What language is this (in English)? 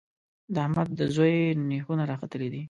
Pashto